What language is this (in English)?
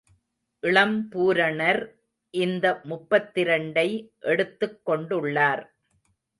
Tamil